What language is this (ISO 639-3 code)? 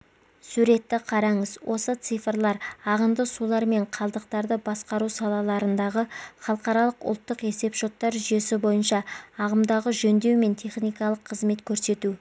kaz